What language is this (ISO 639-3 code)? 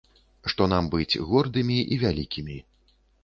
bel